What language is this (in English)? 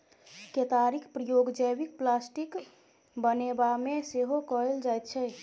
Maithili